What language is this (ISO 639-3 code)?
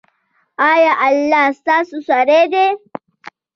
pus